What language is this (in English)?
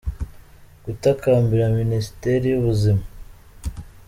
Kinyarwanda